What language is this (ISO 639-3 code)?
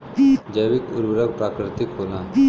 bho